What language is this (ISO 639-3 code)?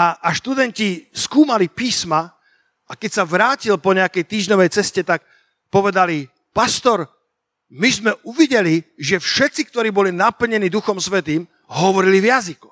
slk